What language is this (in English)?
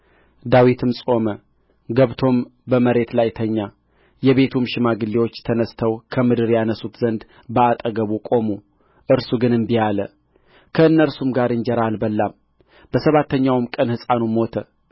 Amharic